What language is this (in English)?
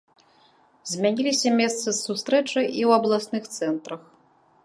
Belarusian